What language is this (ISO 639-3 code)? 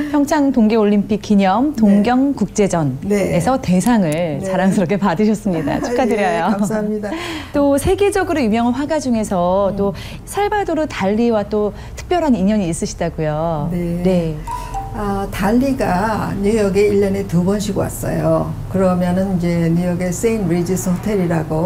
kor